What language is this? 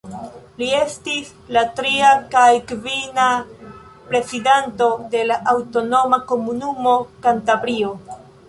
Esperanto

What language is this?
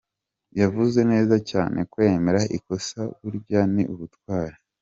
Kinyarwanda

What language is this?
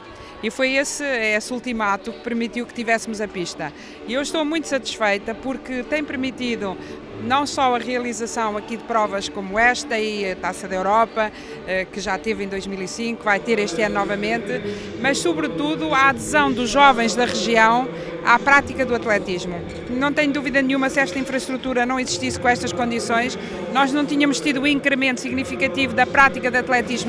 Portuguese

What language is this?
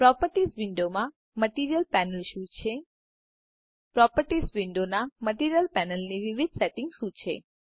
Gujarati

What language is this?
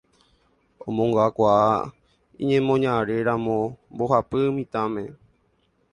Guarani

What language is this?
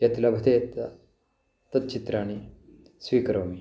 Sanskrit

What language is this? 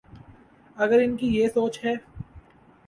Urdu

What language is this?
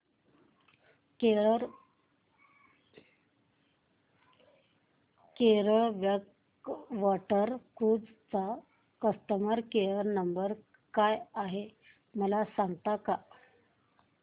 Marathi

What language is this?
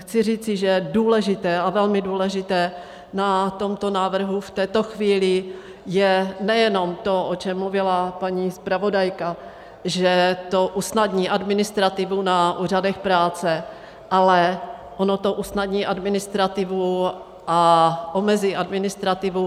Czech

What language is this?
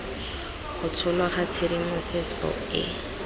Tswana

